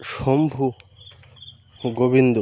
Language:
Bangla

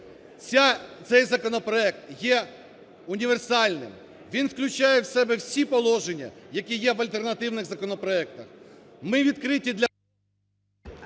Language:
Ukrainian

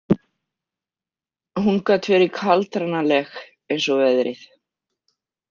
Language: Icelandic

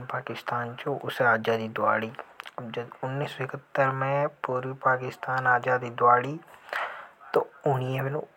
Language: Hadothi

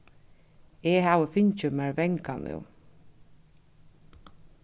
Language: Faroese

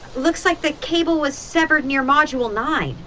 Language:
English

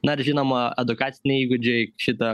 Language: Lithuanian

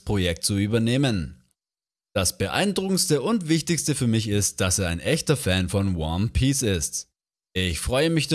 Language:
German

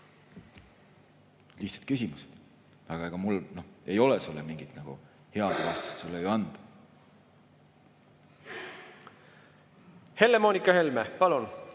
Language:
Estonian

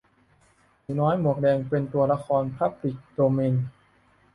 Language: Thai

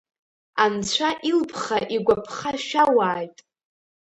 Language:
Abkhazian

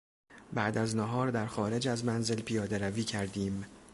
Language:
Persian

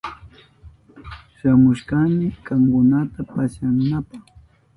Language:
Southern Pastaza Quechua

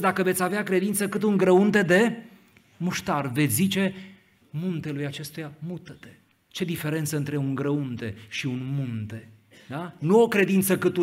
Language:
Romanian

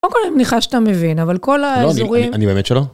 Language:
Hebrew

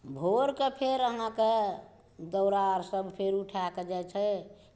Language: Maithili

